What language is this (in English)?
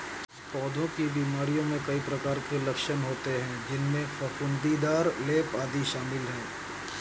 Hindi